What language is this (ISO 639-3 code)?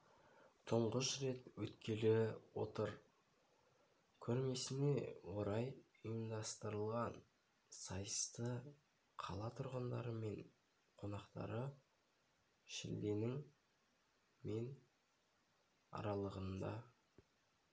kaz